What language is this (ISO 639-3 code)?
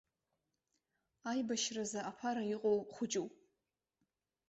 abk